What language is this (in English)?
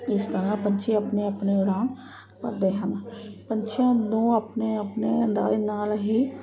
Punjabi